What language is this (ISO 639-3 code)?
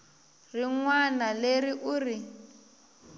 tso